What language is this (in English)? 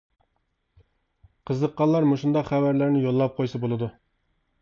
Uyghur